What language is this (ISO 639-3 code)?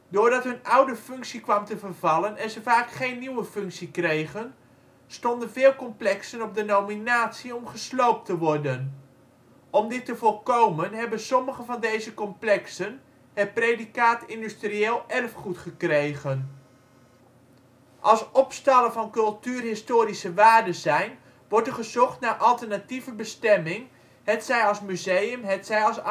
nld